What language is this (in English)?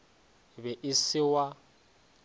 Northern Sotho